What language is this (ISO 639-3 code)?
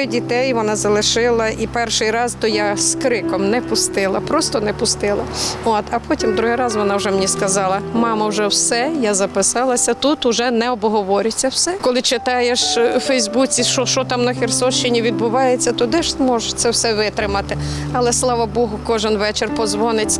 ukr